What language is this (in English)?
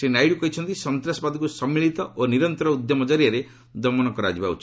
Odia